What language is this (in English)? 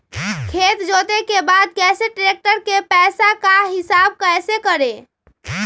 Magahi